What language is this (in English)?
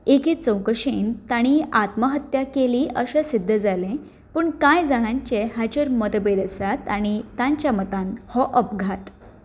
Konkani